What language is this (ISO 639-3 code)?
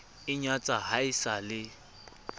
sot